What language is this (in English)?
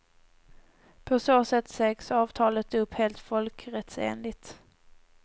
Swedish